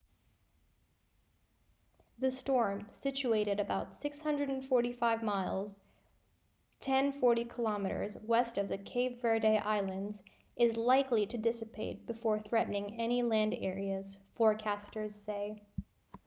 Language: English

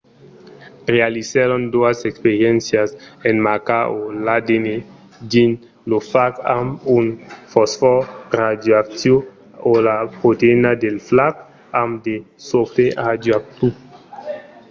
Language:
Occitan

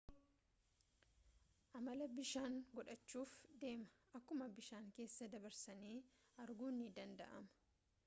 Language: Oromo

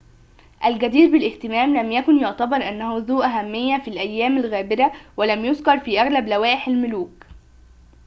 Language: Arabic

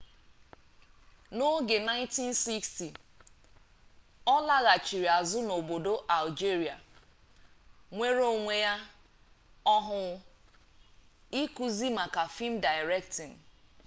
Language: Igbo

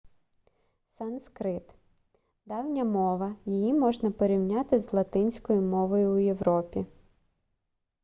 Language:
Ukrainian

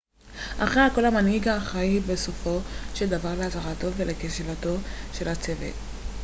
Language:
Hebrew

